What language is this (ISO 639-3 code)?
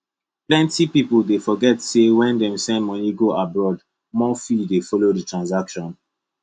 pcm